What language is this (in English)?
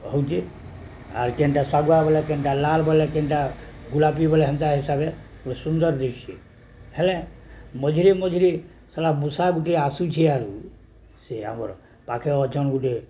Odia